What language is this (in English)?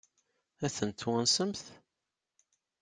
Kabyle